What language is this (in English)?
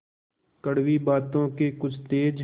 Hindi